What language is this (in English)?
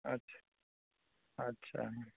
Maithili